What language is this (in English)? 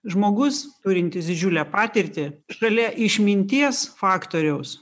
Lithuanian